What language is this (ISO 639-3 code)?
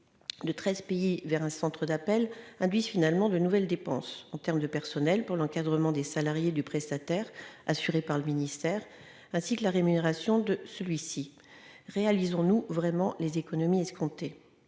fra